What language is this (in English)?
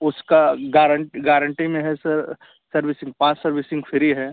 Hindi